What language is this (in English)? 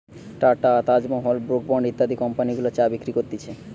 Bangla